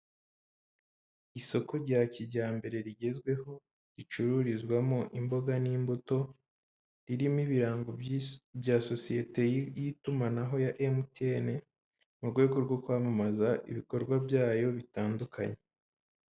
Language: Kinyarwanda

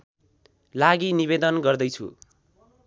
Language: Nepali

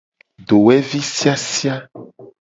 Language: Gen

